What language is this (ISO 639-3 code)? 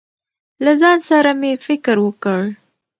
pus